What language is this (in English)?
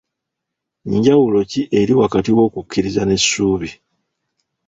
Ganda